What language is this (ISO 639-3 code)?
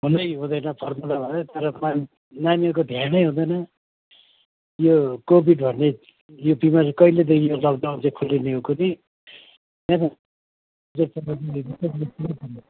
nep